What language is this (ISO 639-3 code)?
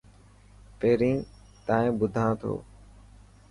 mki